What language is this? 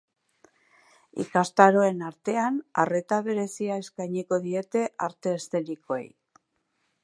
Basque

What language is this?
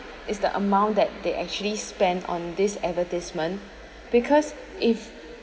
English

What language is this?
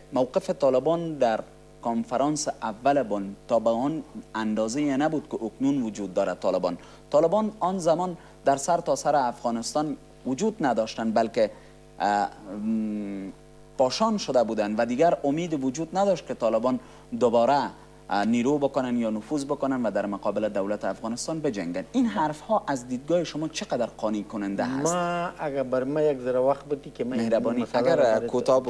Persian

